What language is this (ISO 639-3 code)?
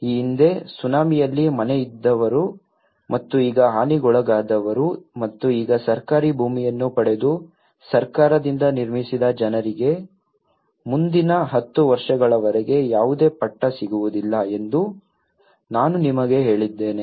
kan